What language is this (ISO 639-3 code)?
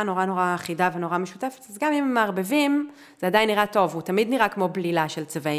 heb